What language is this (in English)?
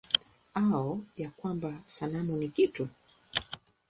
Swahili